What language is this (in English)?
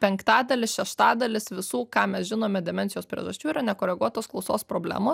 Lithuanian